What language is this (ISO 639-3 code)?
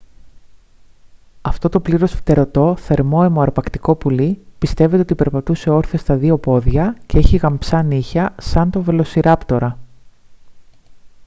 ell